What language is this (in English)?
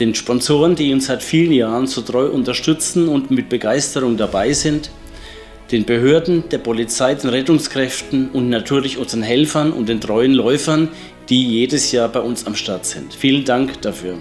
German